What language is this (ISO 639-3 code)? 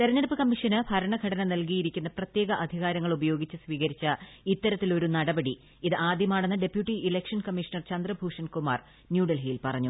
mal